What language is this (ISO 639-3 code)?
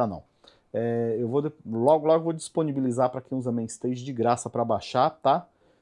por